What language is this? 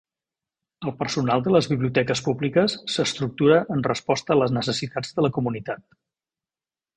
Catalan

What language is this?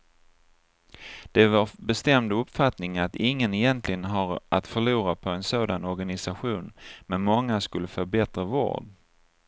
Swedish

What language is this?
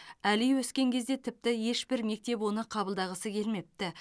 Kazakh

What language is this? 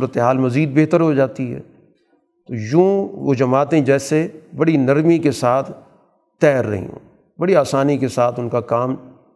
Urdu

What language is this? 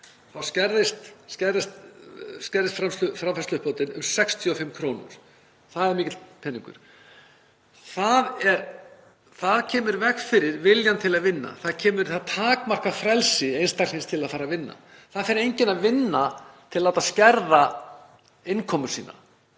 Icelandic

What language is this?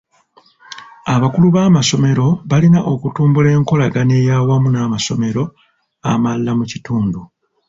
Ganda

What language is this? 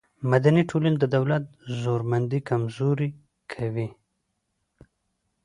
Pashto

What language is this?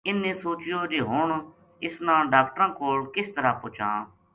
Gujari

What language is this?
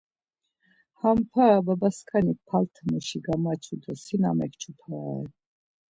Laz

